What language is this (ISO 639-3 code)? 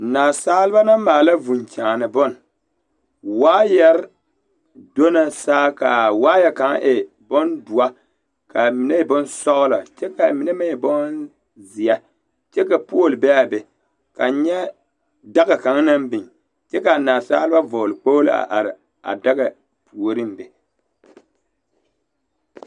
dga